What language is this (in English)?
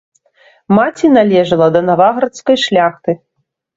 Belarusian